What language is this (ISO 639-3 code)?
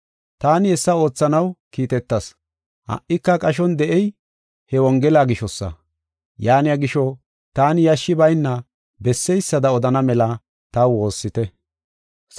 gof